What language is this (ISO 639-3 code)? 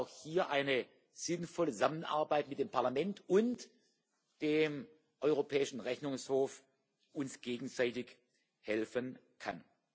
deu